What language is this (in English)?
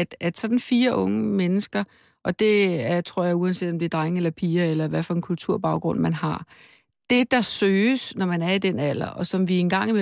Danish